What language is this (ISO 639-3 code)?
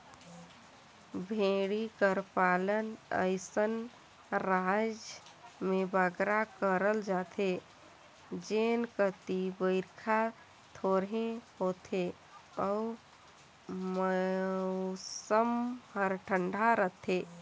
hne